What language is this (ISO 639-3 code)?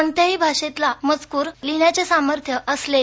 mar